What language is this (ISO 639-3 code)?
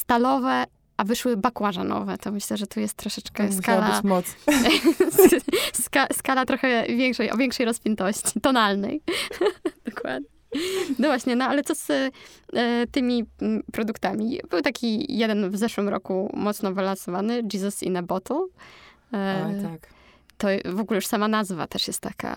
pol